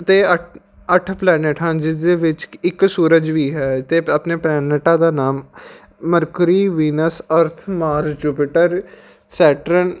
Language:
Punjabi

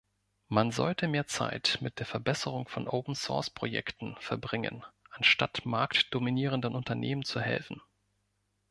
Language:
German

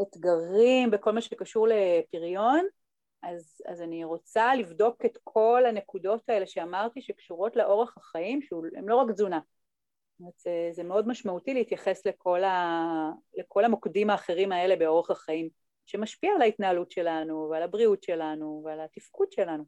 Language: Hebrew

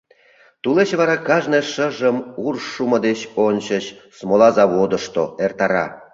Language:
Mari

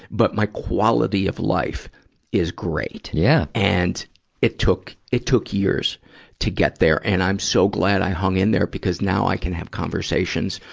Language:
English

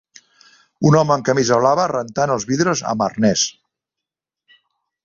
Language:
Catalan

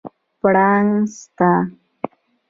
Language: Pashto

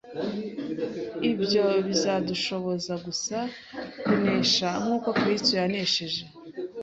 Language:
Kinyarwanda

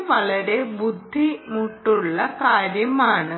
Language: Malayalam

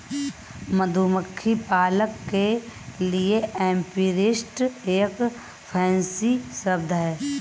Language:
Hindi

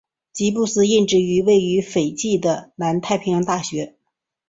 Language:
Chinese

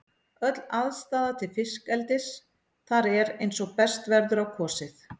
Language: Icelandic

